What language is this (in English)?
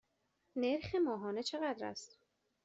Persian